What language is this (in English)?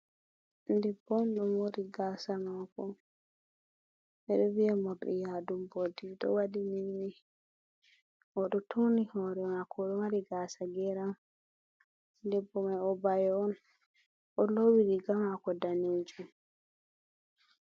Fula